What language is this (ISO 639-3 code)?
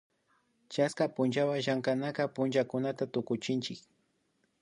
qvi